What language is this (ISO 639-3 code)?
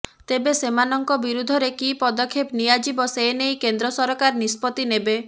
ori